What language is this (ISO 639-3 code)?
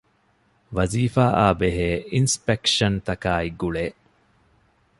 div